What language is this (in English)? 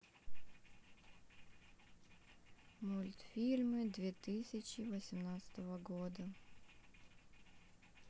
Russian